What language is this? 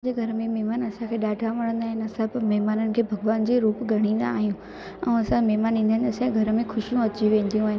Sindhi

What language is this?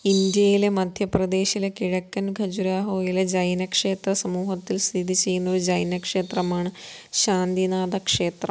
Malayalam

